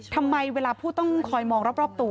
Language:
Thai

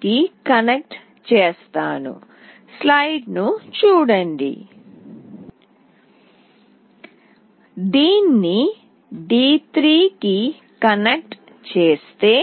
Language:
Telugu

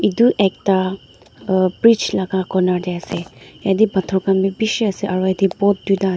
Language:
Naga Pidgin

